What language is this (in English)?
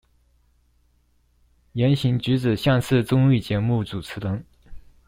Chinese